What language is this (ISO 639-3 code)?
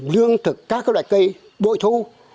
vie